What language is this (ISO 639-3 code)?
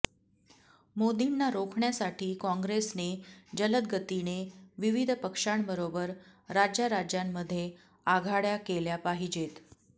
mar